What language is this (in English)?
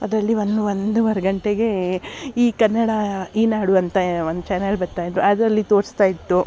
Kannada